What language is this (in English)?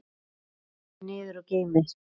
Icelandic